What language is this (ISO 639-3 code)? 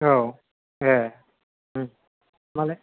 brx